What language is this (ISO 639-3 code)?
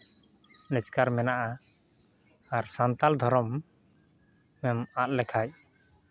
sat